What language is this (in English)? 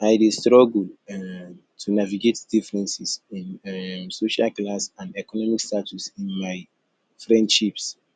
Nigerian Pidgin